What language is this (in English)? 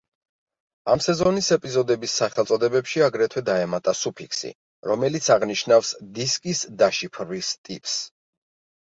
Georgian